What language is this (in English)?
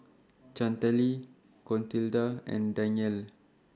English